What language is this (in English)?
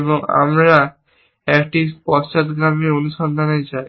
Bangla